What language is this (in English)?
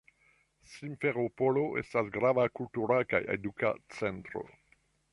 Esperanto